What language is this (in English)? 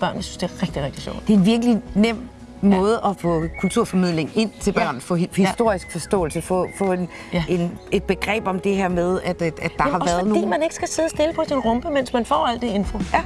Danish